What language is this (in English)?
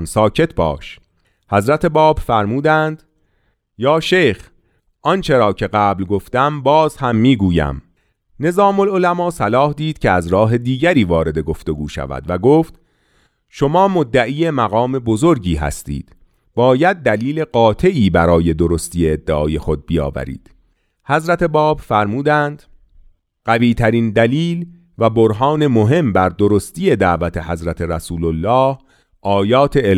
Persian